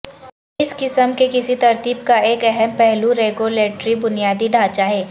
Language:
Urdu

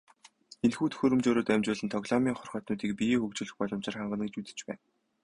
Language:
Mongolian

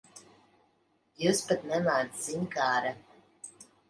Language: Latvian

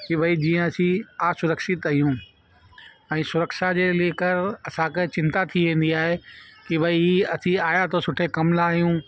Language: Sindhi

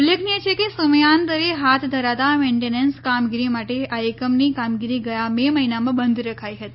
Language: Gujarati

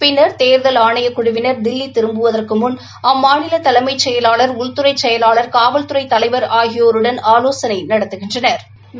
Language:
Tamil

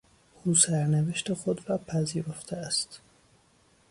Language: Persian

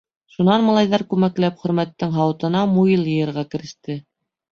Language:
Bashkir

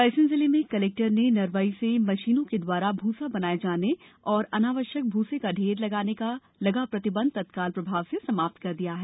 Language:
Hindi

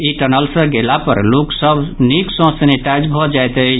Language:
Maithili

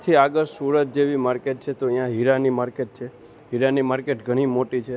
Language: Gujarati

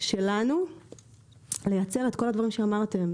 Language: Hebrew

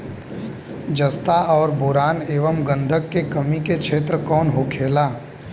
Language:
Bhojpuri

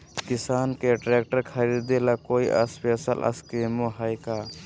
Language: Magahi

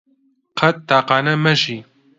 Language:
Central Kurdish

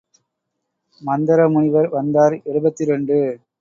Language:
Tamil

